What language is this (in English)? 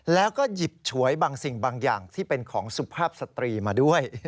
Thai